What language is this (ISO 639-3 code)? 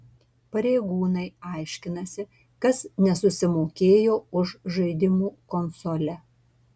lit